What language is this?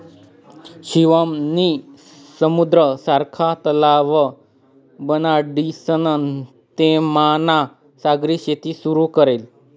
Marathi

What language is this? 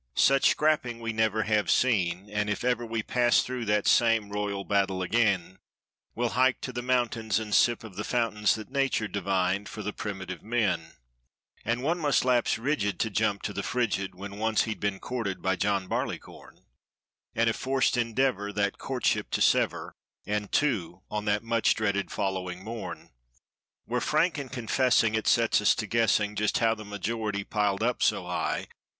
English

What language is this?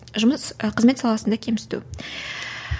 Kazakh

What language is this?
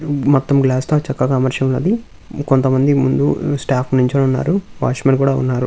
Telugu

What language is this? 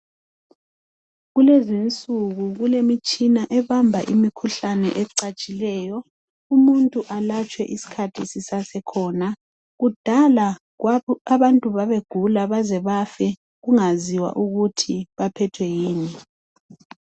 North Ndebele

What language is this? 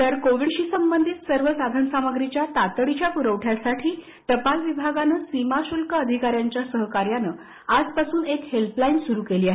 Marathi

